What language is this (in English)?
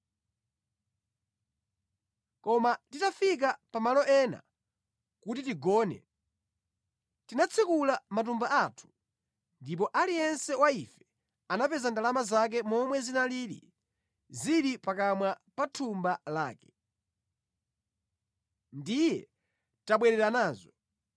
Nyanja